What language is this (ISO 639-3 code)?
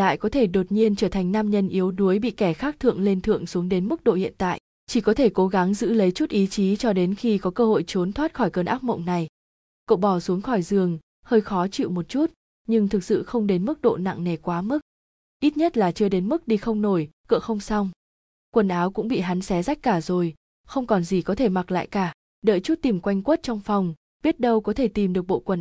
vie